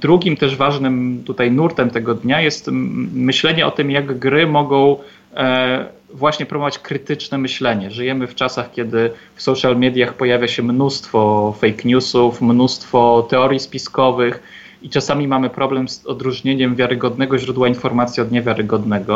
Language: Polish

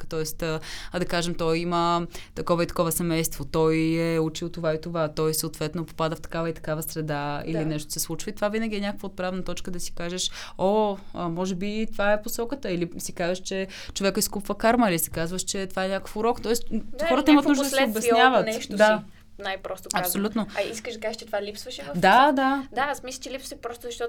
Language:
Bulgarian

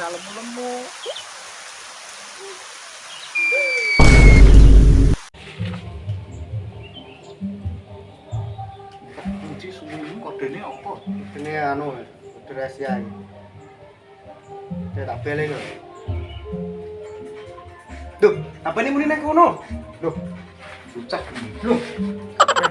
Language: Indonesian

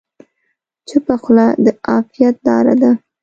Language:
Pashto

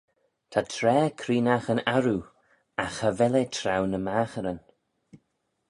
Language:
Manx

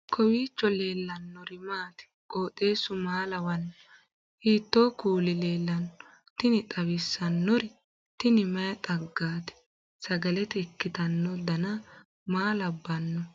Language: Sidamo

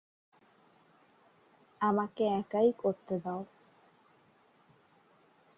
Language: Bangla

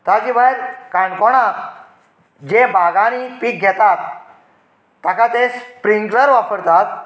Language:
Konkani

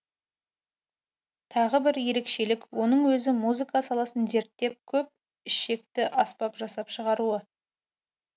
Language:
Kazakh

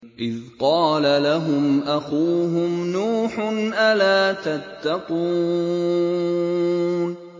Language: Arabic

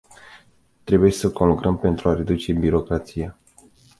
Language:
Romanian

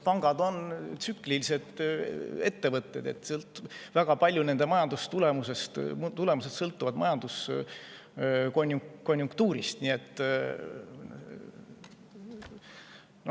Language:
Estonian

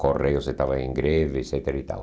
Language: Portuguese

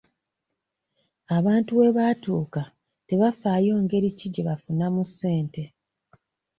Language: Ganda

